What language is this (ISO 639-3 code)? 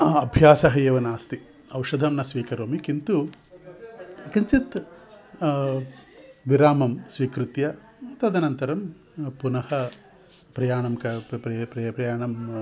san